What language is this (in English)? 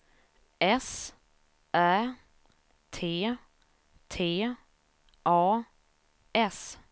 Swedish